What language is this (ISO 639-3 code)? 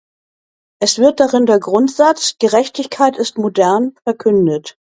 deu